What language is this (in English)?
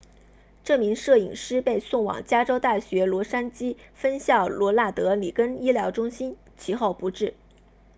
Chinese